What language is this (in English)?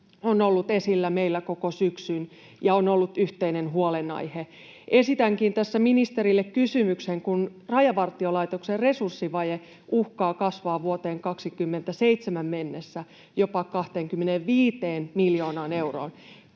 Finnish